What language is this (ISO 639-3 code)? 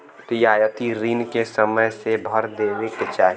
bho